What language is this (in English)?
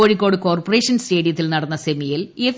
Malayalam